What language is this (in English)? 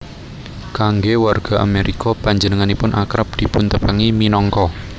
Javanese